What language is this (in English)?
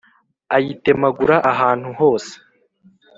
Kinyarwanda